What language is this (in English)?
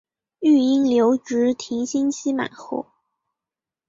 Chinese